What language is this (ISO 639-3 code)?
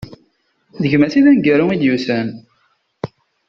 kab